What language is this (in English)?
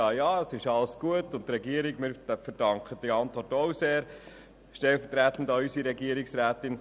Swiss German